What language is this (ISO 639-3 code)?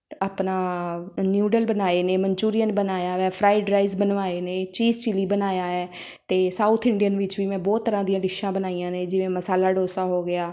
pan